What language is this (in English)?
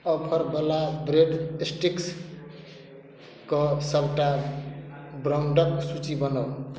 Maithili